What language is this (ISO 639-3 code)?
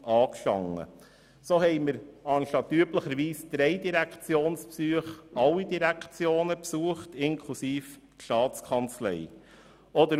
gsw